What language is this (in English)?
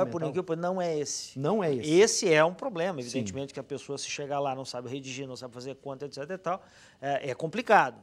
Portuguese